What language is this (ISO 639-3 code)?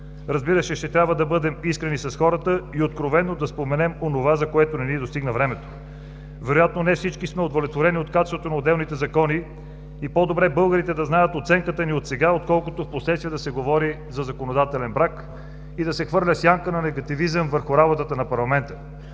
bul